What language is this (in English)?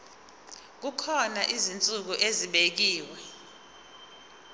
Zulu